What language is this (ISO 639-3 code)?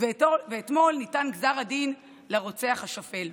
heb